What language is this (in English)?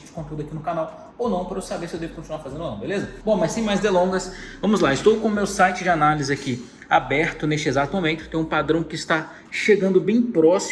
Portuguese